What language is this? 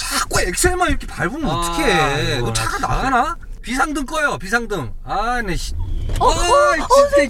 Korean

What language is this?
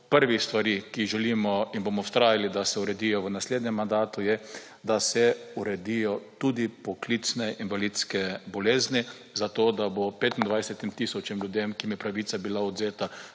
Slovenian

